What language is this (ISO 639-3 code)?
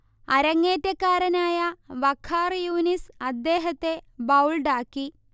mal